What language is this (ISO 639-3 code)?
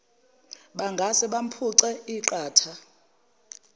zul